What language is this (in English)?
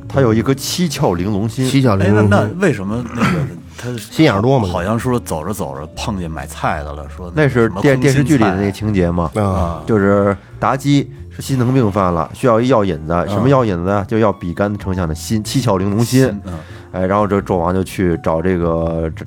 Chinese